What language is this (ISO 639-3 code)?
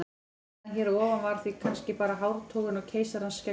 isl